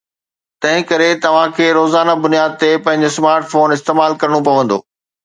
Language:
Sindhi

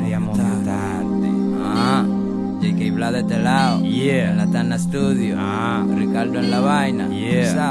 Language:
Italian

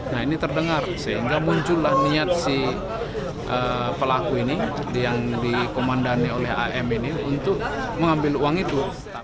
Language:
Indonesian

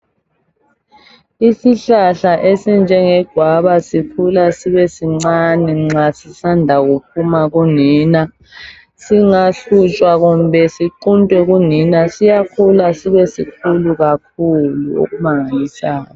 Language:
North Ndebele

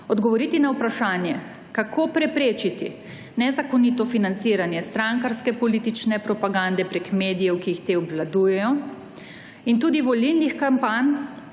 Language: Slovenian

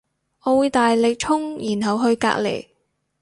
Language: Cantonese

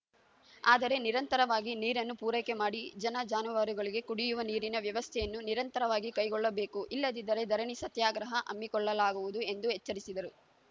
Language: Kannada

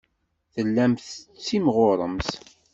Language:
Kabyle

